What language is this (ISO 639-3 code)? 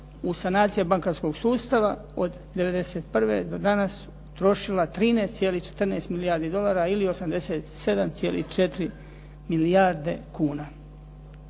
hrv